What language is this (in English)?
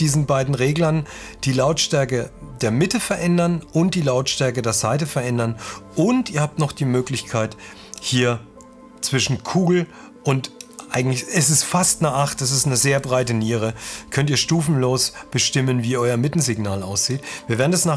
German